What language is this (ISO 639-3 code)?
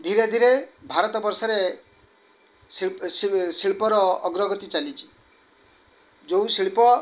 ori